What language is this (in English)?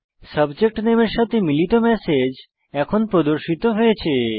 Bangla